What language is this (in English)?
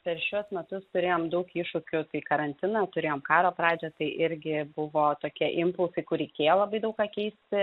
Lithuanian